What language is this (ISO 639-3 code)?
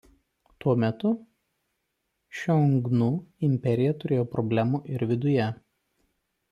lit